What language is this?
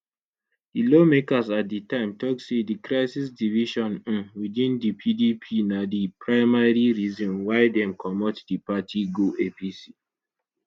Nigerian Pidgin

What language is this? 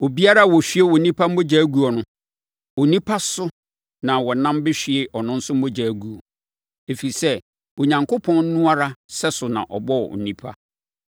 Akan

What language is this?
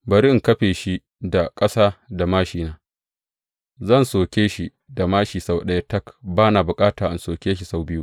Hausa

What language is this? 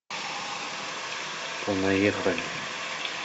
Russian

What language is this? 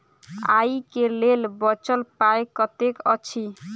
Maithili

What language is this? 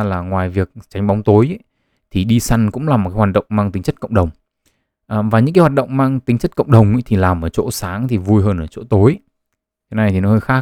Vietnamese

